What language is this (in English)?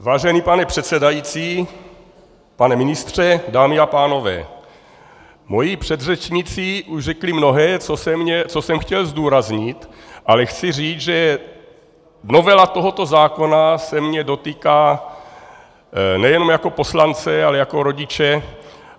Czech